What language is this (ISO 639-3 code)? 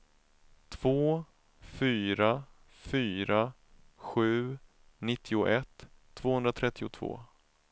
swe